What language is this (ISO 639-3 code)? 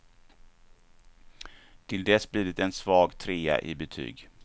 swe